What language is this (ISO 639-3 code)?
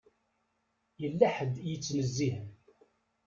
kab